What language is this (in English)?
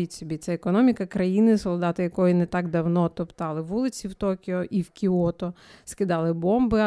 Ukrainian